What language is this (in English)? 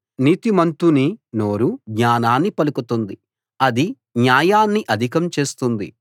Telugu